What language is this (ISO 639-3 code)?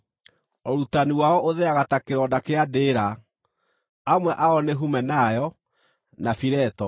kik